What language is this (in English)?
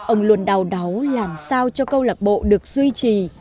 Vietnamese